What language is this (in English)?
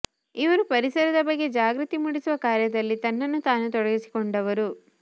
Kannada